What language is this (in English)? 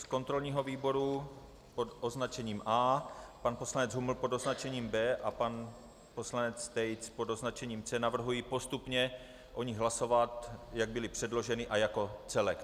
Czech